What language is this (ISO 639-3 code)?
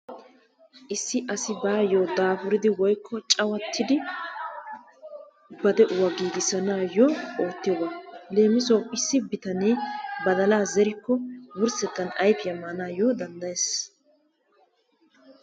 wal